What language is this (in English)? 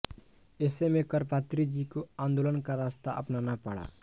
Hindi